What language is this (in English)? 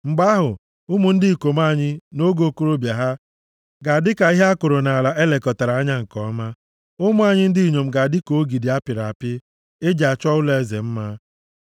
Igbo